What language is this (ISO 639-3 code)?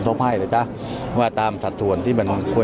tha